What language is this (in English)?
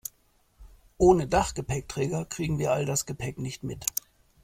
German